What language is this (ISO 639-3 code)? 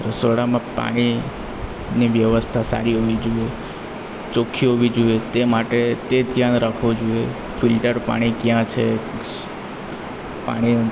guj